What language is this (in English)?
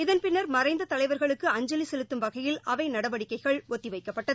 Tamil